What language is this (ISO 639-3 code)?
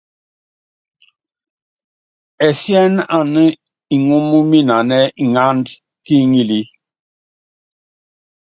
yav